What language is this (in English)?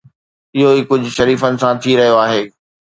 Sindhi